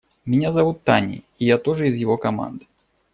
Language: Russian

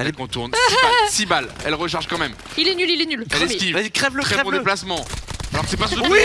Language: French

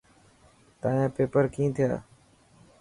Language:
Dhatki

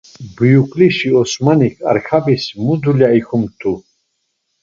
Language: Laz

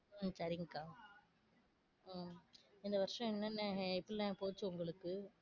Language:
Tamil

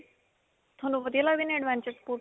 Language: Punjabi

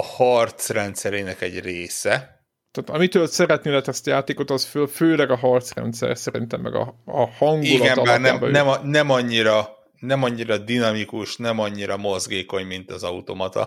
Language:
Hungarian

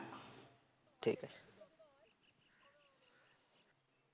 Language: Bangla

